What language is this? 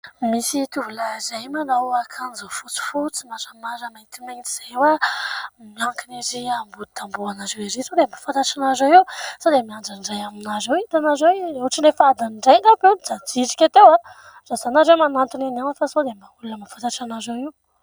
Malagasy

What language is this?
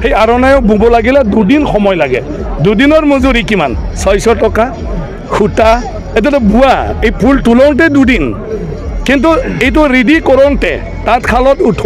Indonesian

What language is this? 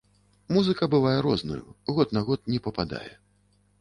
Belarusian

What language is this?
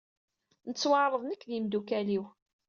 Kabyle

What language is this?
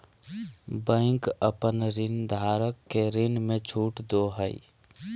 Magahi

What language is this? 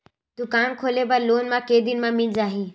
Chhattisgarhi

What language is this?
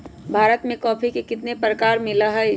Magahi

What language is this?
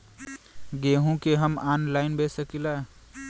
Bhojpuri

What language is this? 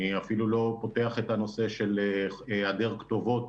Hebrew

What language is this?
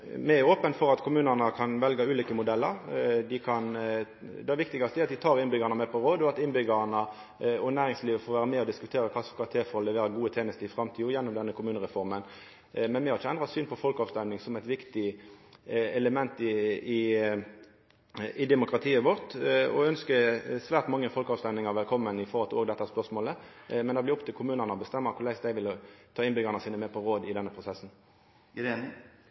Norwegian Nynorsk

